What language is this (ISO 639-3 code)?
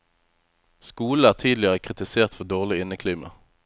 nor